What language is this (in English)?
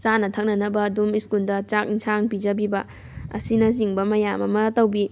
Manipuri